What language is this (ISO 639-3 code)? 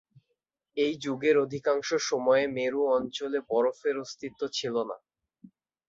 ben